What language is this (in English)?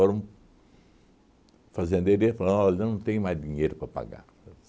Portuguese